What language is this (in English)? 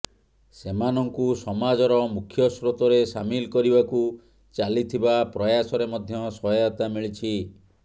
Odia